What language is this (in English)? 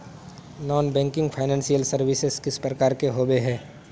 Magahi